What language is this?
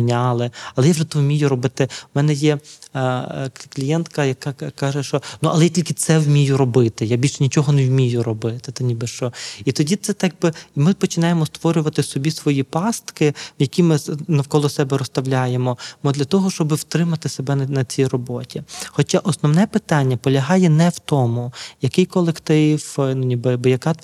Ukrainian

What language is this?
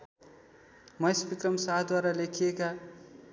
Nepali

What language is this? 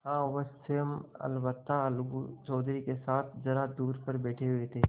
Hindi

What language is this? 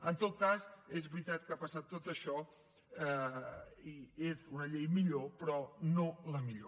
Catalan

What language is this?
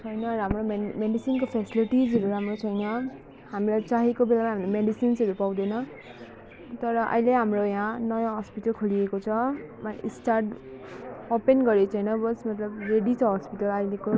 Nepali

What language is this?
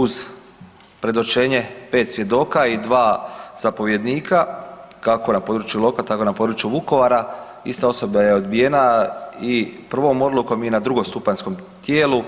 Croatian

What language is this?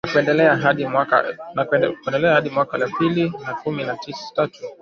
Swahili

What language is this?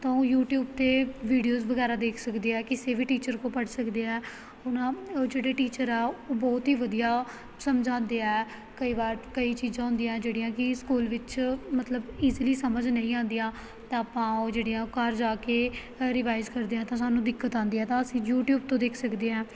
Punjabi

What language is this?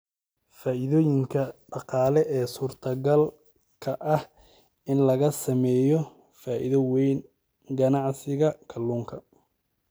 Somali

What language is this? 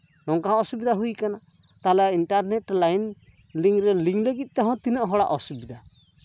Santali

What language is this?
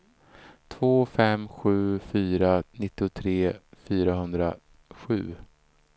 Swedish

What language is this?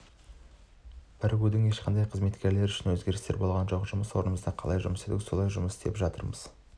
Kazakh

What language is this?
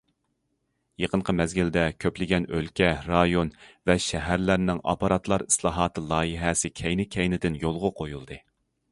Uyghur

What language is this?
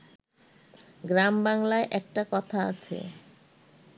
Bangla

